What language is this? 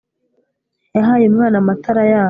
Kinyarwanda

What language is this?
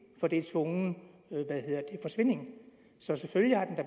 Danish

